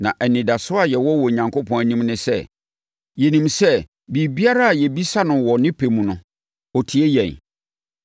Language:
Akan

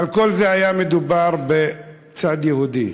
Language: Hebrew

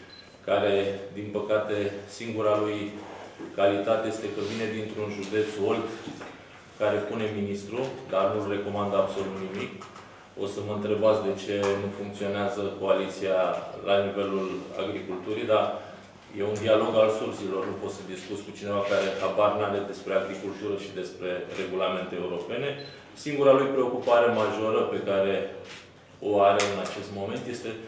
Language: Romanian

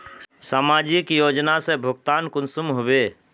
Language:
Magahi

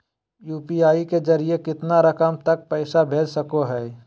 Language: Magahi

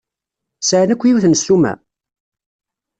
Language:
Kabyle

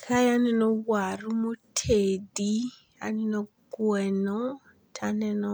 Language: Luo (Kenya and Tanzania)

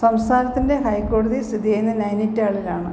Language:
Malayalam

